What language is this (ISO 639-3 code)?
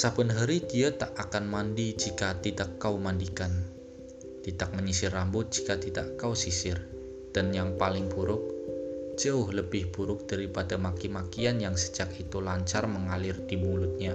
ind